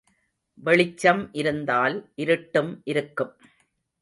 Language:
Tamil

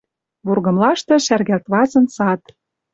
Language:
Western Mari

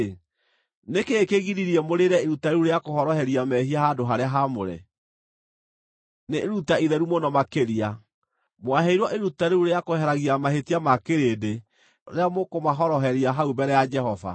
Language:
Kikuyu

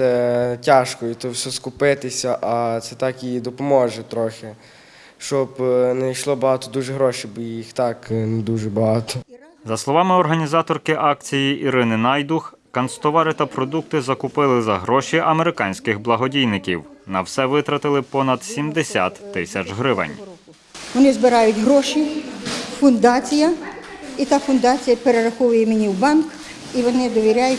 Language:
Ukrainian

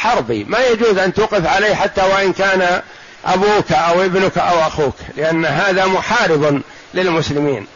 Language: Arabic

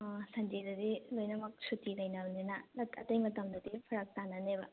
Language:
Manipuri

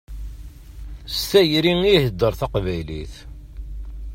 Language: Kabyle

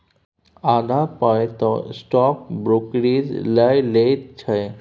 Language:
Maithili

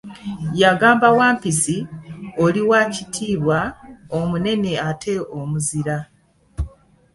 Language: Ganda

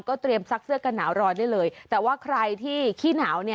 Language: Thai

